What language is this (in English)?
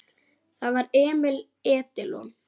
Icelandic